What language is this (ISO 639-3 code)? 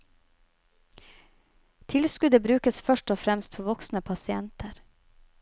nor